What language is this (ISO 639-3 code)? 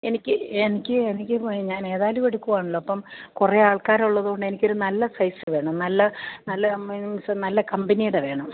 mal